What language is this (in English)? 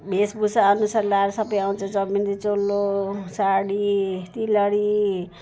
Nepali